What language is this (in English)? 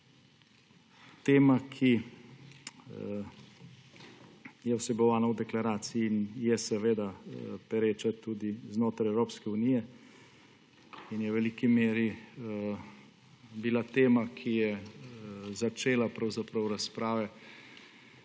Slovenian